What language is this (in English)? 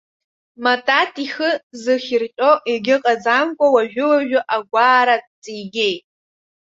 Abkhazian